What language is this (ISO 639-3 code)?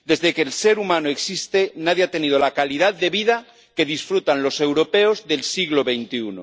spa